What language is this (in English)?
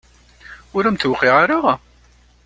Kabyle